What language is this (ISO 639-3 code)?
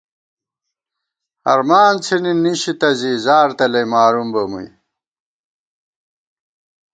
gwt